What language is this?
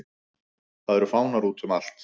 Icelandic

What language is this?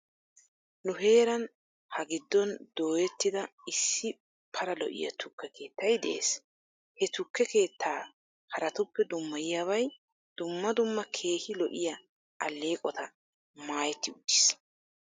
Wolaytta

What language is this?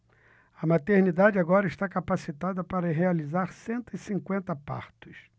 Portuguese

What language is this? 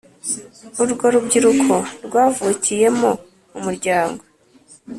Kinyarwanda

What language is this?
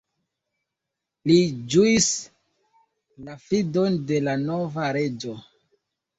Esperanto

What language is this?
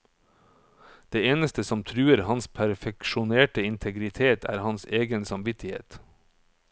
Norwegian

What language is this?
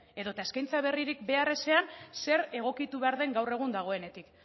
Basque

